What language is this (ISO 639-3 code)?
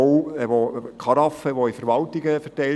gsw